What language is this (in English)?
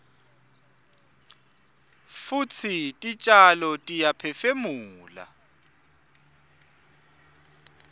Swati